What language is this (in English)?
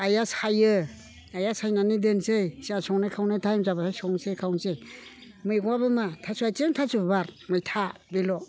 Bodo